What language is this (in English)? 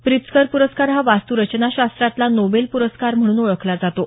Marathi